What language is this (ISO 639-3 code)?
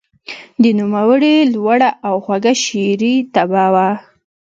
pus